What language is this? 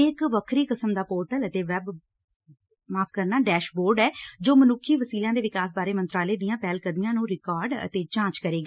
Punjabi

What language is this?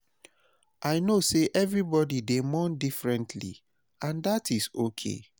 Nigerian Pidgin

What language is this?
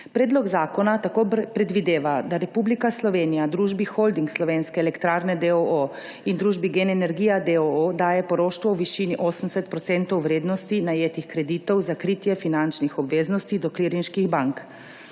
Slovenian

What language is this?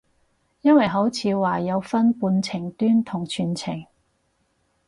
Cantonese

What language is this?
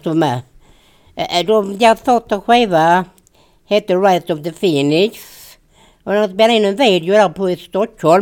Swedish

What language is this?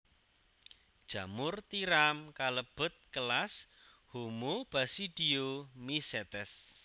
Javanese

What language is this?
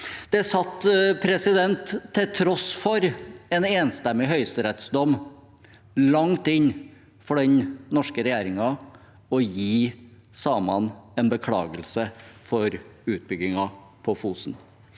Norwegian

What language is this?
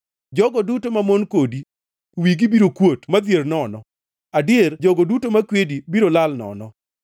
Luo (Kenya and Tanzania)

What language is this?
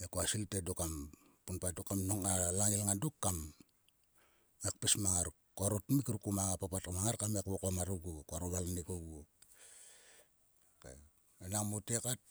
Sulka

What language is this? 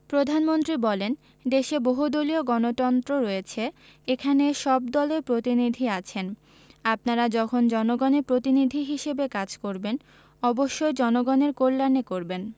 Bangla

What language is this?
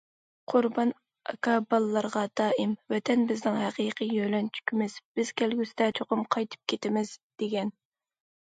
Uyghur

